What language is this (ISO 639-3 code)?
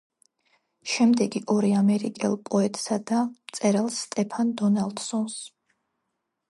kat